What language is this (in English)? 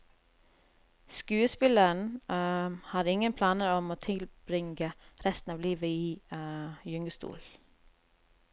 Norwegian